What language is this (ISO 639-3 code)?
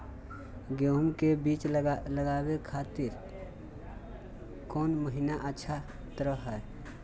mag